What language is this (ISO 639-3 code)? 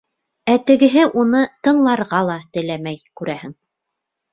bak